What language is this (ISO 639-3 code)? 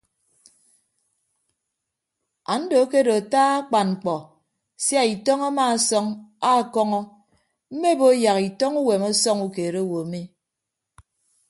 ibb